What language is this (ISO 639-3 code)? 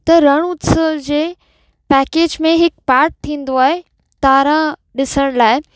snd